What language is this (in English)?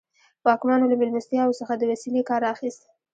Pashto